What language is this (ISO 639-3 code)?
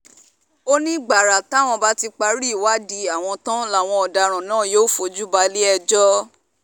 yor